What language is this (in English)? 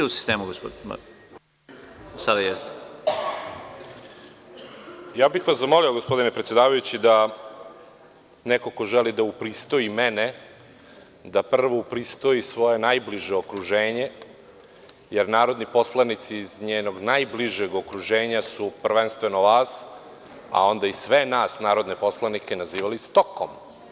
Serbian